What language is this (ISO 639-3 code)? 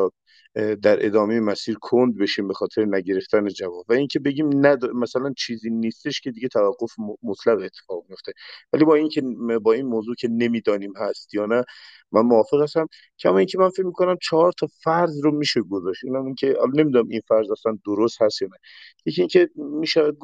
fas